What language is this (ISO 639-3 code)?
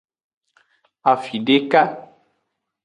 ajg